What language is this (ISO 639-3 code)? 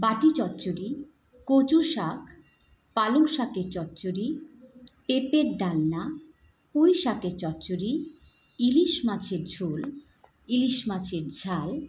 ben